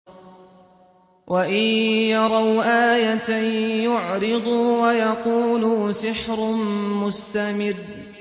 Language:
Arabic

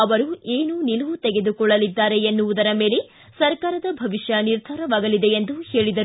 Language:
Kannada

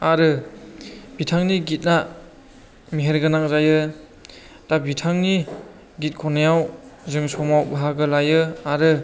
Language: Bodo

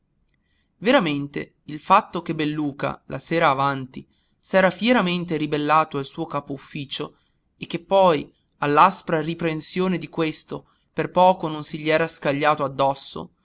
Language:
Italian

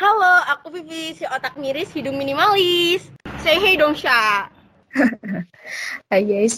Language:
Indonesian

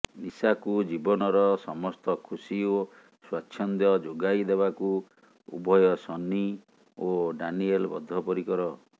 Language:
Odia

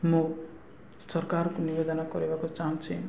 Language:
Odia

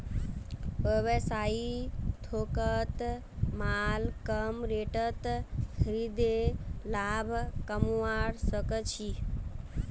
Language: Magahi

